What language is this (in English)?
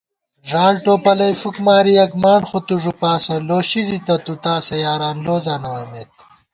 Gawar-Bati